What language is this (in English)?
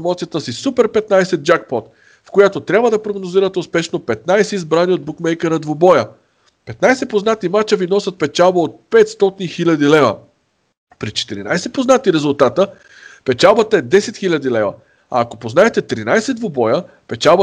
Bulgarian